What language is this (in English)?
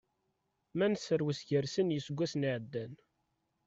Kabyle